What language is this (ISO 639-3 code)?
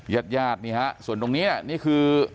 tha